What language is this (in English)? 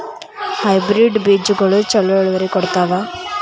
Kannada